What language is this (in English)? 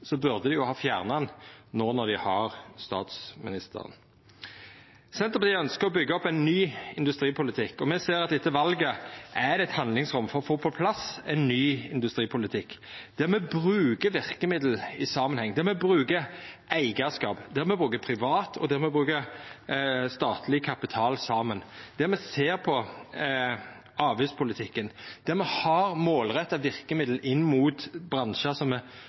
Norwegian Nynorsk